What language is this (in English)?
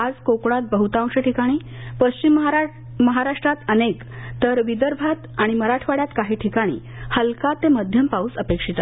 Marathi